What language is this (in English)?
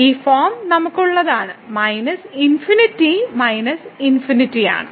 Malayalam